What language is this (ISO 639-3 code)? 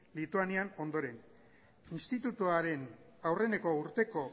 eus